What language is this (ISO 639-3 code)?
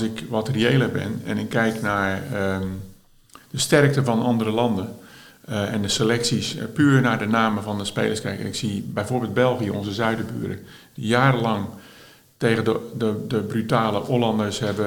nld